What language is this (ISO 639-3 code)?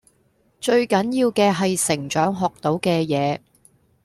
yue